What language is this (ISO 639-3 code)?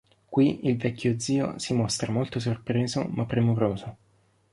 ita